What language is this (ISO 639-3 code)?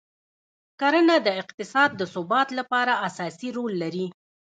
pus